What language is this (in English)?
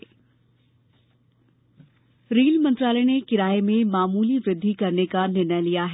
Hindi